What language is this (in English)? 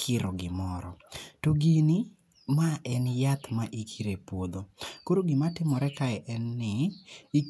Luo (Kenya and Tanzania)